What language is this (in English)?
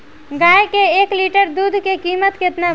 Bhojpuri